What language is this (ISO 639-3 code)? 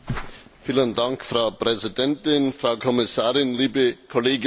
deu